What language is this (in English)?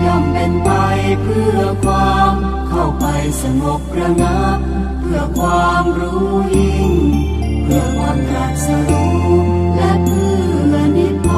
Thai